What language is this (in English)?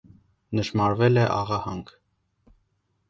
Armenian